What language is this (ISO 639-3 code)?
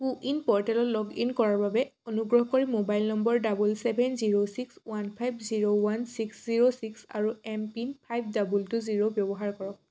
asm